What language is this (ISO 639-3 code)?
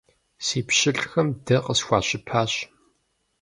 kbd